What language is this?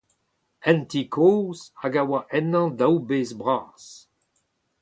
Breton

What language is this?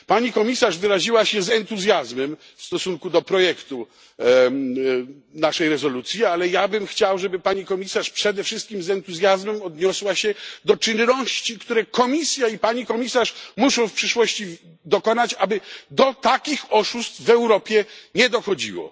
Polish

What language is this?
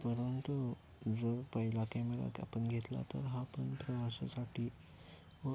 Marathi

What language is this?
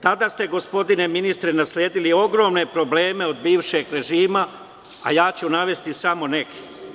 Serbian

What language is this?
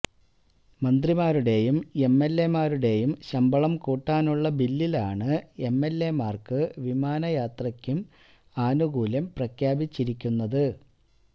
Malayalam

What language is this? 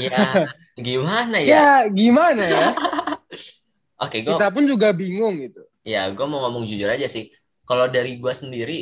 Indonesian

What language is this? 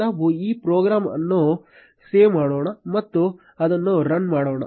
Kannada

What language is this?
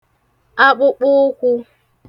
Igbo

